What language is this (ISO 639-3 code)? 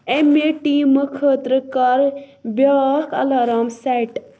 kas